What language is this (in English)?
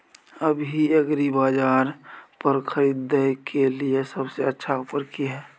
Maithili